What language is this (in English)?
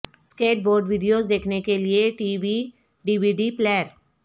Urdu